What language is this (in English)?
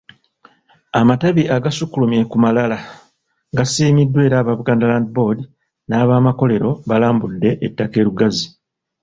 Ganda